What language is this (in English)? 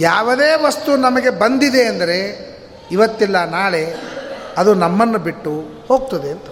Kannada